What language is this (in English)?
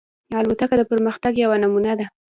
Pashto